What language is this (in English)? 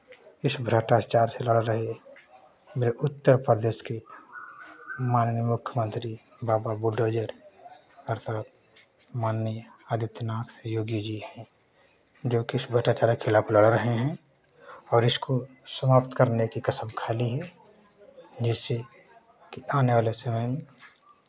Hindi